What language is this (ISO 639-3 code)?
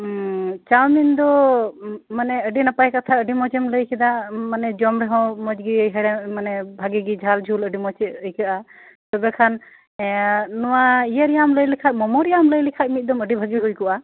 sat